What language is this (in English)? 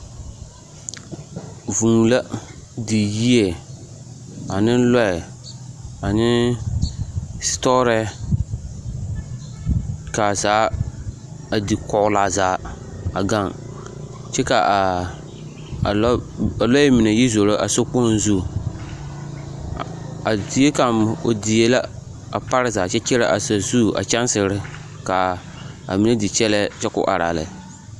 Southern Dagaare